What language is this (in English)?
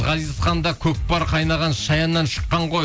Kazakh